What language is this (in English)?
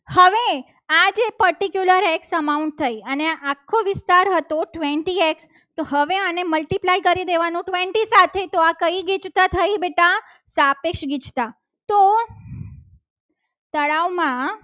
Gujarati